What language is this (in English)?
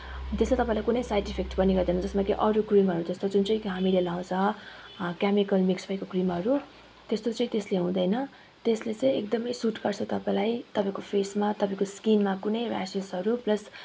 Nepali